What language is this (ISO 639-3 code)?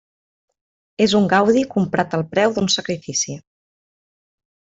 cat